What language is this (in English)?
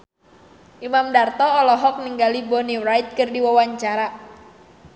Sundanese